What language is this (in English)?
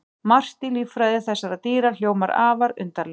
Icelandic